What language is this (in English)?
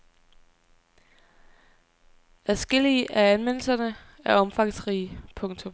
Danish